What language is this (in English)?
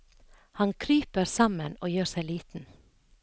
Norwegian